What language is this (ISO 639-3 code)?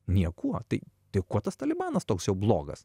lit